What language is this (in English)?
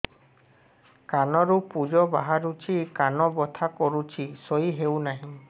Odia